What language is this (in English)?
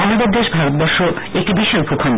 Bangla